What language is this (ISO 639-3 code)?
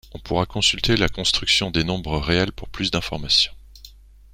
fra